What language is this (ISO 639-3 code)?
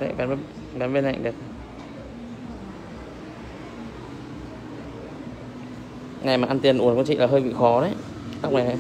vie